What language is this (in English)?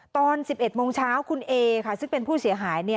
Thai